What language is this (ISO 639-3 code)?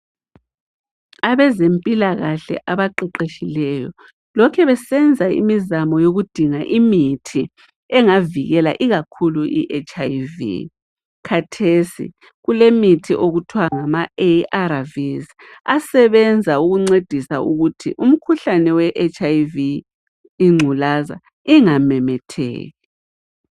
nde